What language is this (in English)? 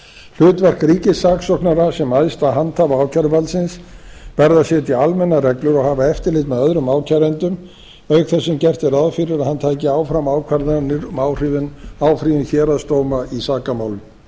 Icelandic